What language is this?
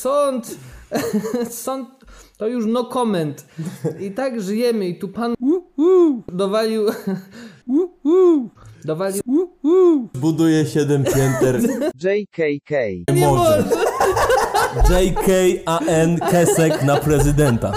Polish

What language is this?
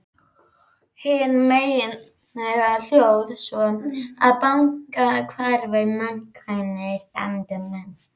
Icelandic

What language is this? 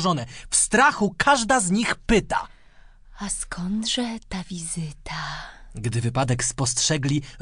Polish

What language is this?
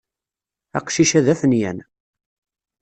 Kabyle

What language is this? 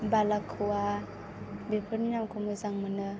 Bodo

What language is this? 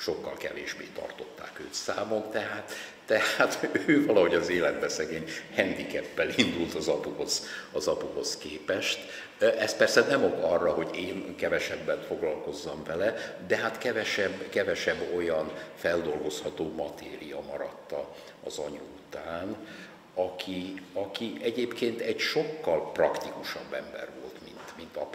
Hungarian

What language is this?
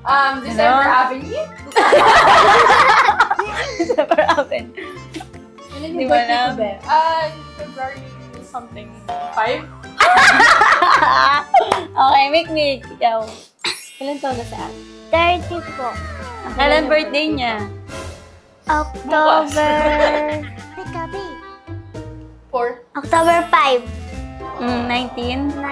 Filipino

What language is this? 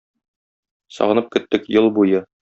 Tatar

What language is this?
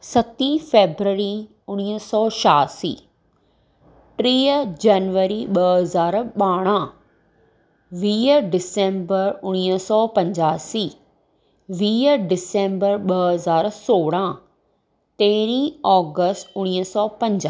Sindhi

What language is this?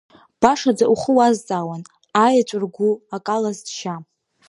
Abkhazian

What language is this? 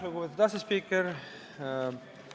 Estonian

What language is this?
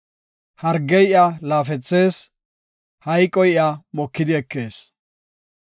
Gofa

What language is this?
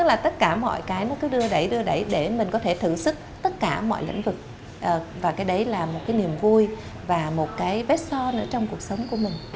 Vietnamese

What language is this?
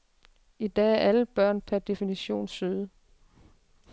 Danish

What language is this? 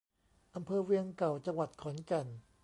Thai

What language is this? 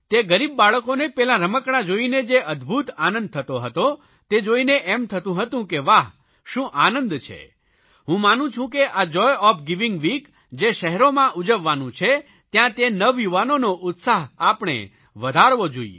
Gujarati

